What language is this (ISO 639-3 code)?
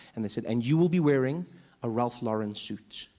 eng